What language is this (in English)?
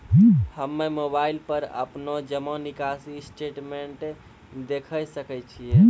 Maithili